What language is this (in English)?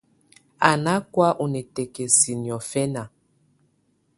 Tunen